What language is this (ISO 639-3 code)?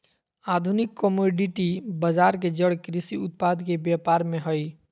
mag